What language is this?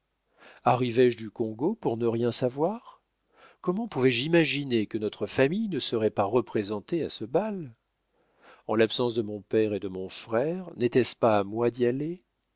French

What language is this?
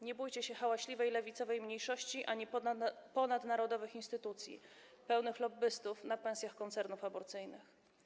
Polish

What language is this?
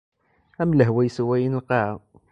Kabyle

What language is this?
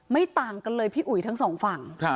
Thai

